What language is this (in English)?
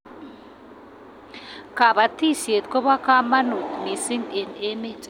Kalenjin